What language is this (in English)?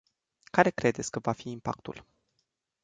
Romanian